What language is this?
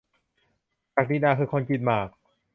Thai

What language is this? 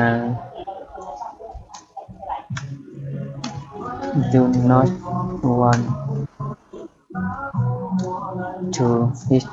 Vietnamese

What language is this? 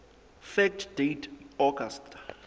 Southern Sotho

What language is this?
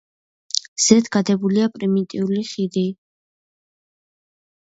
Georgian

